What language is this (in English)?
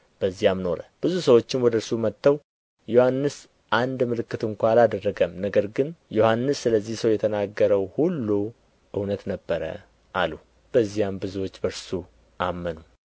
Amharic